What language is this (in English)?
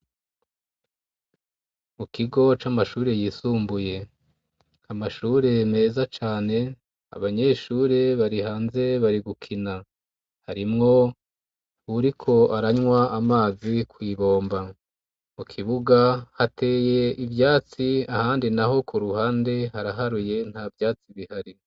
Rundi